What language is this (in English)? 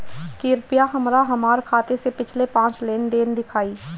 Bhojpuri